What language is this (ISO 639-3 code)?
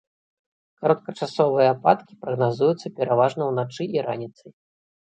bel